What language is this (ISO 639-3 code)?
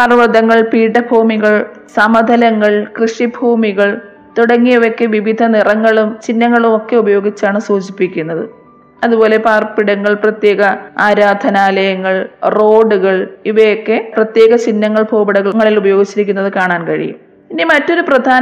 mal